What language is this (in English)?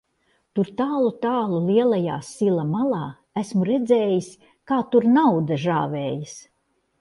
Latvian